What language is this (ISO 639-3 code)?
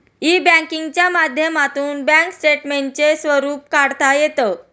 mar